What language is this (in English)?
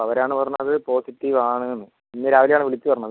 Malayalam